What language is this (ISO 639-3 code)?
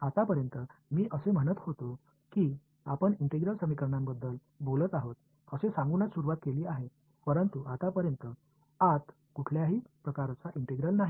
mar